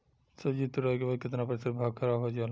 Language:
Bhojpuri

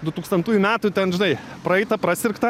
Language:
Lithuanian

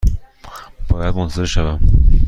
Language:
Persian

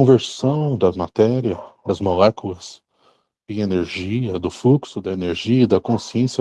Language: Portuguese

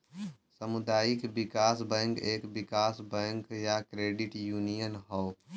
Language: Bhojpuri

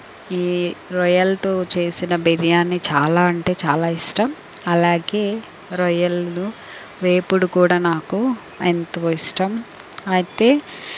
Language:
Telugu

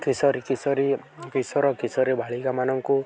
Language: Odia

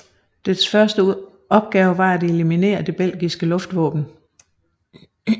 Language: Danish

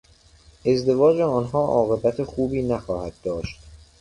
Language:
Persian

